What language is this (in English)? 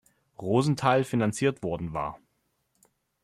German